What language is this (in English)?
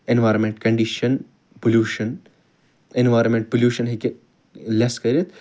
Kashmiri